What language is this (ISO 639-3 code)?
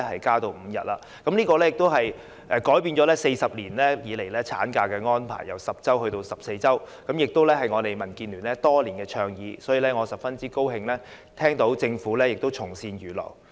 yue